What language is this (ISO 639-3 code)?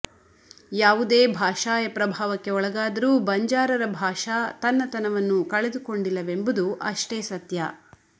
kan